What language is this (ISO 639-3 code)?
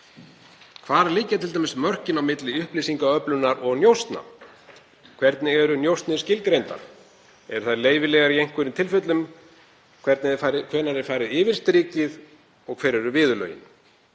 isl